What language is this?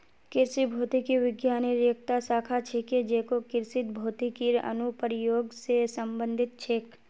Magahi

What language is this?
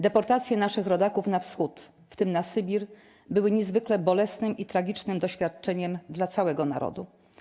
Polish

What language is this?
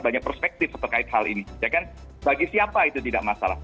Indonesian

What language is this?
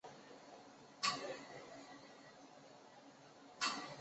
Chinese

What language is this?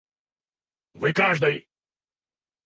Russian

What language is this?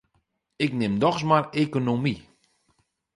Western Frisian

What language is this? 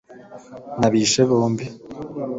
Kinyarwanda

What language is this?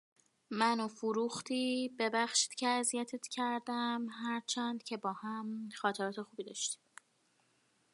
Persian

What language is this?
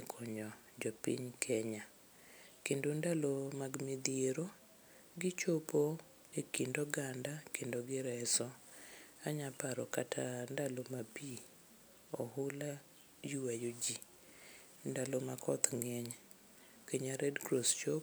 Luo (Kenya and Tanzania)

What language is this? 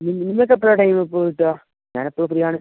Malayalam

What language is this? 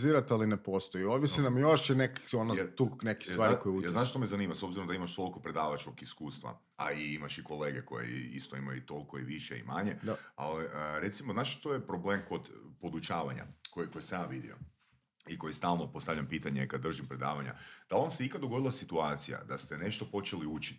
Croatian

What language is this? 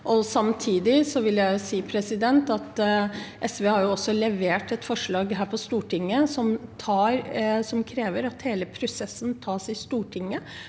Norwegian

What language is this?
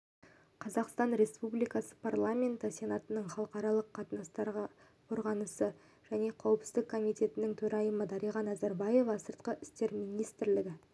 Kazakh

